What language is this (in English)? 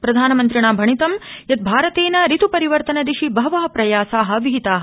Sanskrit